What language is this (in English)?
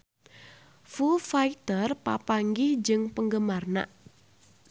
Sundanese